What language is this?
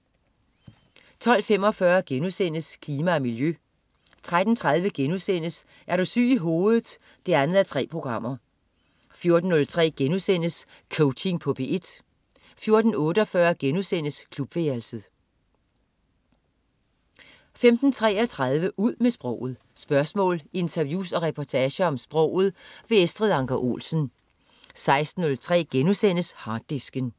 Danish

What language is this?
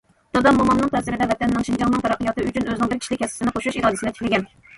Uyghur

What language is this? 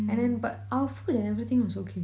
English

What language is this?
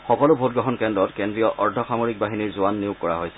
Assamese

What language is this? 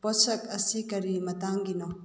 Manipuri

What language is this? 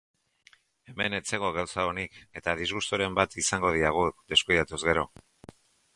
Basque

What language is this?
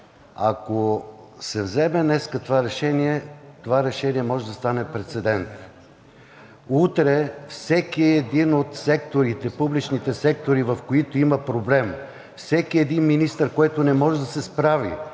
Bulgarian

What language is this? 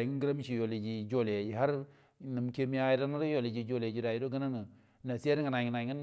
Buduma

